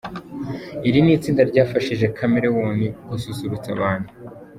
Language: Kinyarwanda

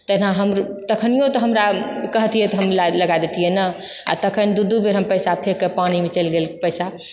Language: Maithili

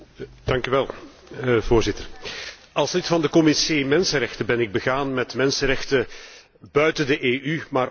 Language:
Dutch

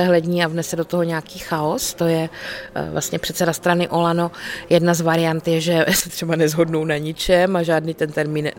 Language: Czech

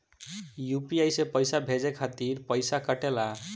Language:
Bhojpuri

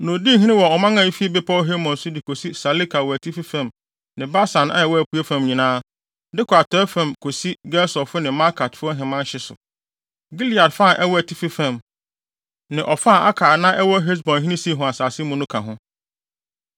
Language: Akan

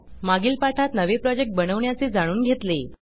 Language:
Marathi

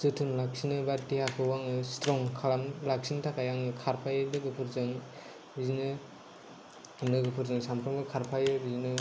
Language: Bodo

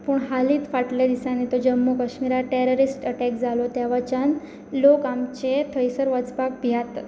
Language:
Konkani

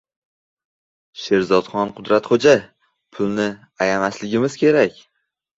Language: Uzbek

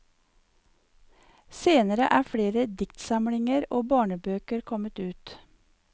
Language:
Norwegian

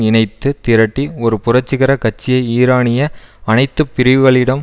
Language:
Tamil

